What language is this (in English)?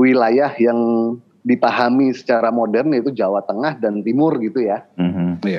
Indonesian